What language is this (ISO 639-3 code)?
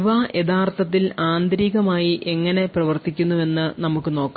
mal